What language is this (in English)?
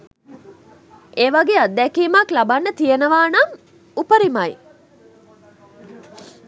Sinhala